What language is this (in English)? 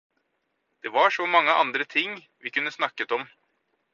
Norwegian Bokmål